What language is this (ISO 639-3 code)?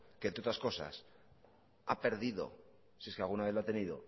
spa